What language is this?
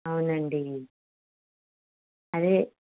Telugu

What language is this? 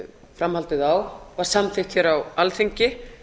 Icelandic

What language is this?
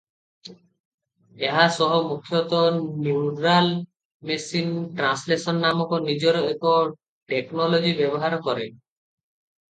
Odia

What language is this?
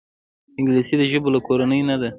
Pashto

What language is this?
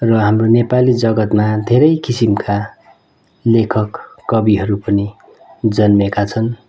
Nepali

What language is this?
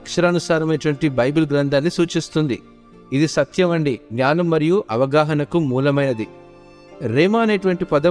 Telugu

